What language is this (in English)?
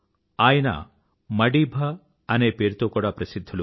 Telugu